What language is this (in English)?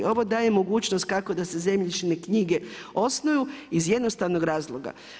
Croatian